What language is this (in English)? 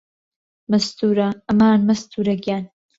Central Kurdish